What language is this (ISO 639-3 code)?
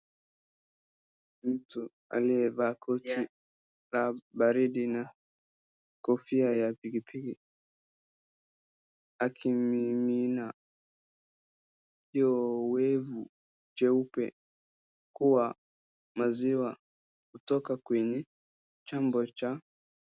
swa